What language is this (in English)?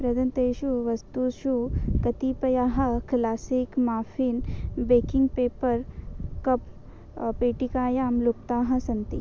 Sanskrit